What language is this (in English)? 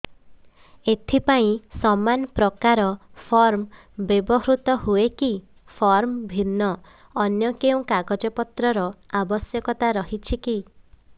Odia